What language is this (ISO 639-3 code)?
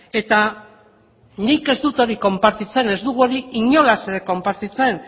eus